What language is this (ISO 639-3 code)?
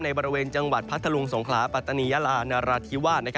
tha